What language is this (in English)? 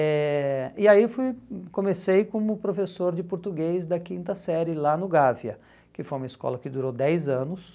Portuguese